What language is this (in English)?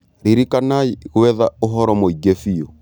Kikuyu